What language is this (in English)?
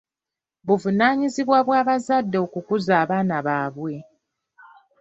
Ganda